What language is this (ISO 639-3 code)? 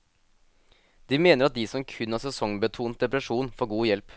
nor